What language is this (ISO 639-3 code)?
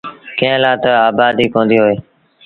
sbn